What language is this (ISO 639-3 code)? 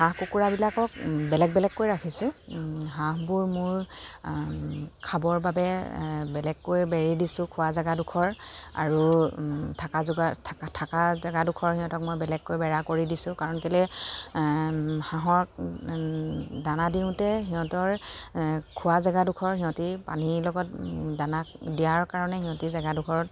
asm